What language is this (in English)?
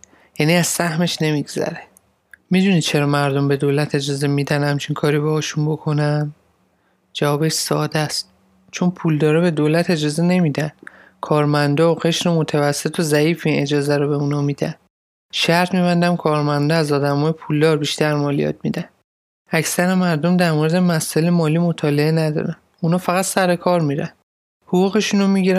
Persian